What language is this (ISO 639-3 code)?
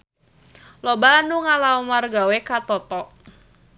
sun